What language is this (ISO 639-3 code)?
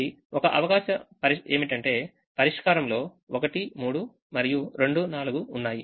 tel